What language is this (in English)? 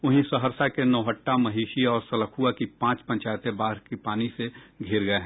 Hindi